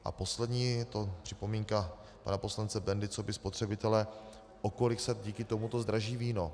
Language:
Czech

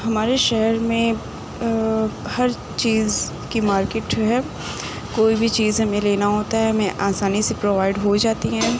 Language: Urdu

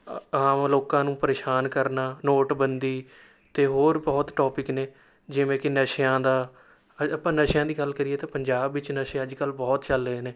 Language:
Punjabi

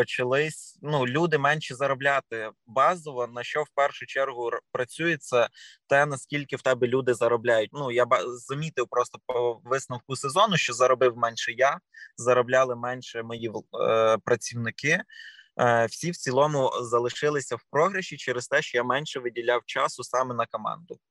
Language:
Ukrainian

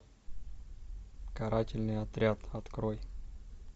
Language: Russian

